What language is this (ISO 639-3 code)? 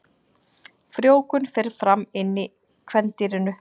isl